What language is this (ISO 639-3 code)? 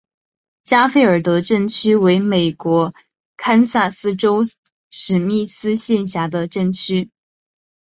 zho